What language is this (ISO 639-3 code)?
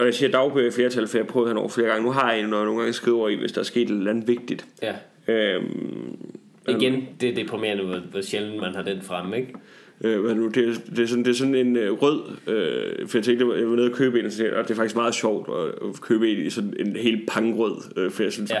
dan